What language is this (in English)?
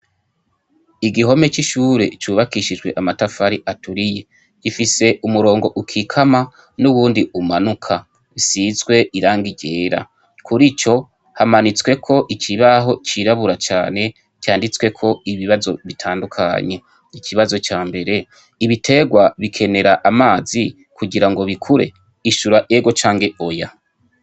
Rundi